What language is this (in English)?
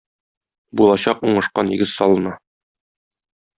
Tatar